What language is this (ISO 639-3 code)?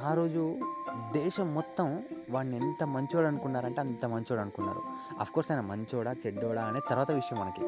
tel